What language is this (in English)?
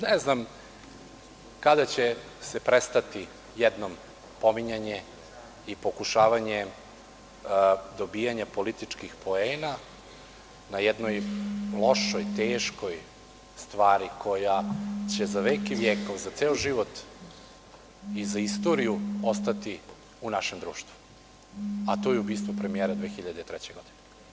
Serbian